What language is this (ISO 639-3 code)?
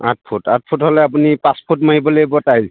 asm